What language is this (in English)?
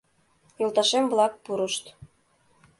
Mari